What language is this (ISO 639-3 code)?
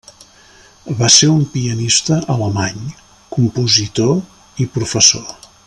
cat